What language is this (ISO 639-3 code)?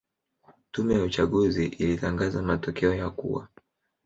swa